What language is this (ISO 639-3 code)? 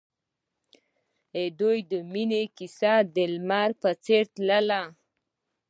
pus